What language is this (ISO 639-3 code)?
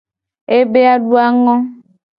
gej